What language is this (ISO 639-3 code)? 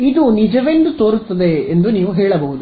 kan